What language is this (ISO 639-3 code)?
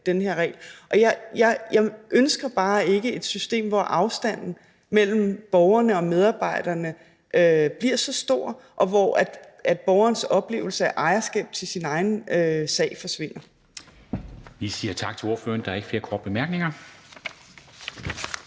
dan